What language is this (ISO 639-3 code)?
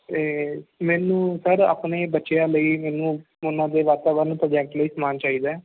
pan